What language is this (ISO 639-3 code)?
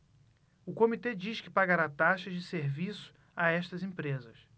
por